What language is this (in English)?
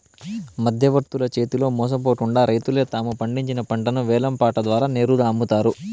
Telugu